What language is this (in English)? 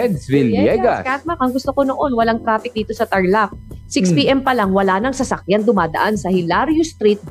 Filipino